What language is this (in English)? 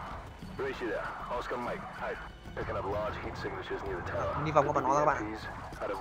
Vietnamese